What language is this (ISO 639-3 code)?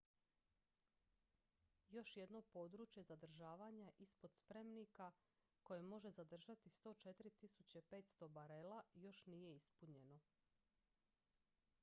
hrv